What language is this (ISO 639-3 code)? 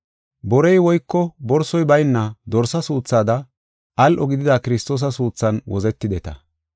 gof